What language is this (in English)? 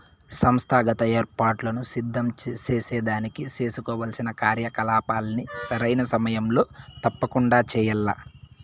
Telugu